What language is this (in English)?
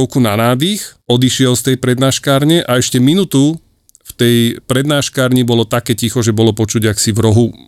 Slovak